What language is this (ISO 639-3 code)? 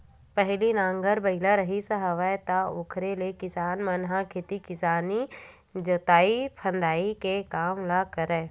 hne